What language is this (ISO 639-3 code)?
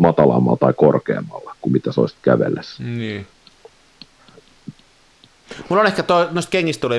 fin